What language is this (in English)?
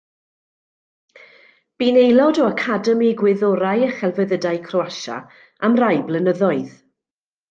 Welsh